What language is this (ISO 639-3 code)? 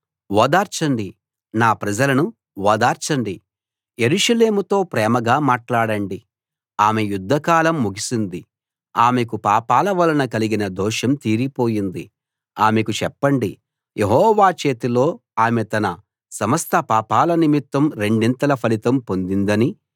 tel